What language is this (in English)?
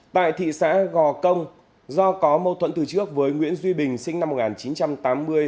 Vietnamese